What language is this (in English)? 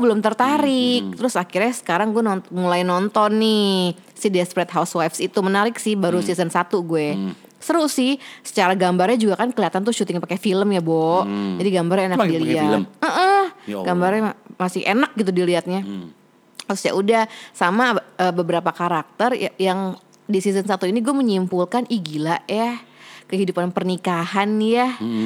Indonesian